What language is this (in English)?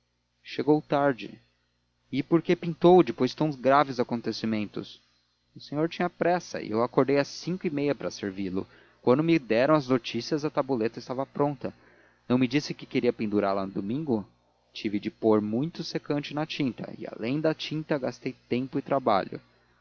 Portuguese